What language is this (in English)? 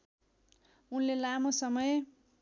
Nepali